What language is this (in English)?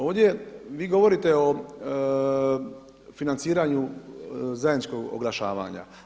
Croatian